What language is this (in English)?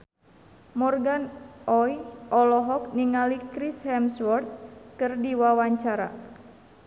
Sundanese